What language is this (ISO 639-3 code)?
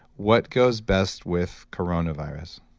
eng